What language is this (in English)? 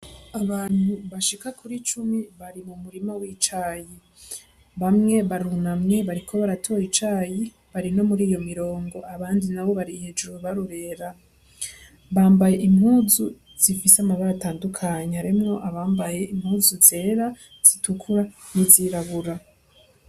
Rundi